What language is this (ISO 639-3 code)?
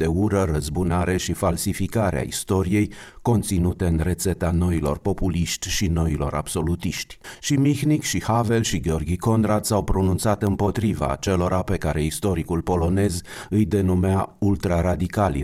ron